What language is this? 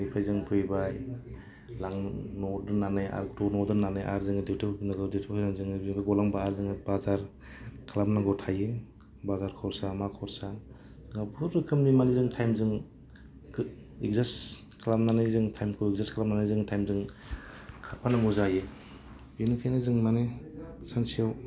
Bodo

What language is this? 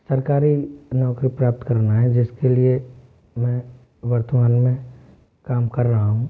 Hindi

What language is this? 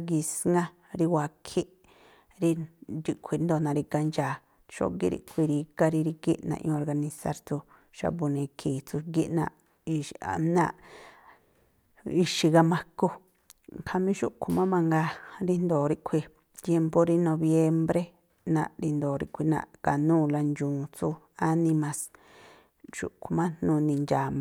Tlacoapa Me'phaa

